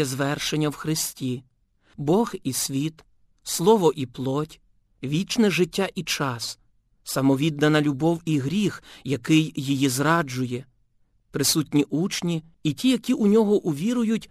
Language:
Ukrainian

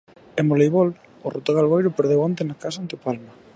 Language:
Galician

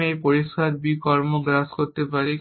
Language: Bangla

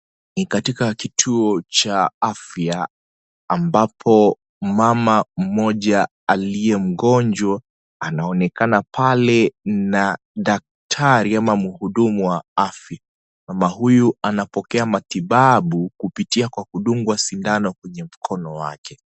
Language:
Swahili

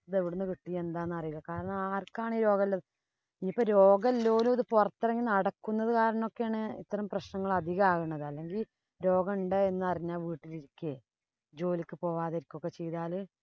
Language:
Malayalam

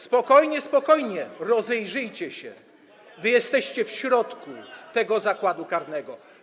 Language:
Polish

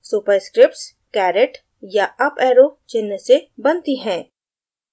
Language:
Hindi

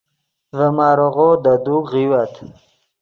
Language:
Yidgha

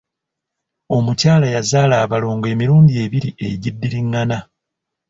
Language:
Ganda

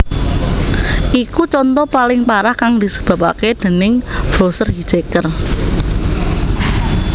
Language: Javanese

